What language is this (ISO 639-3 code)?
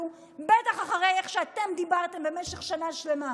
heb